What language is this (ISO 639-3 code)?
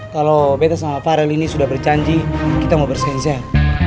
ind